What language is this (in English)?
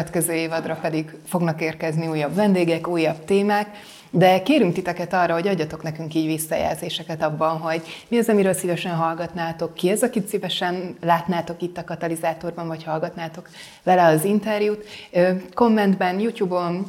Hungarian